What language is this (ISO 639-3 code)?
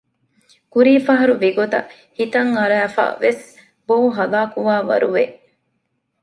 div